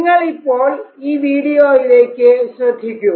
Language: Malayalam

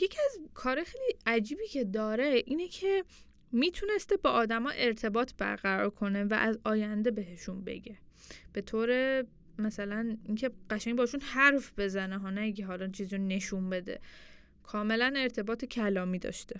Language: Persian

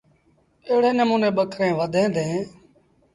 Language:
Sindhi Bhil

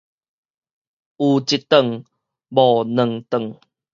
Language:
Min Nan Chinese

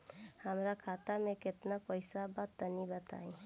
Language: Bhojpuri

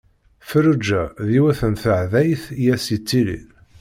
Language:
Kabyle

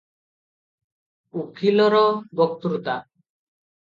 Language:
Odia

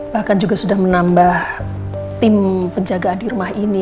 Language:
Indonesian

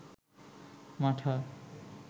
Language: Bangla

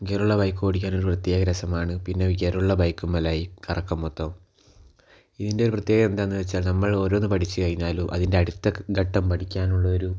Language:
Malayalam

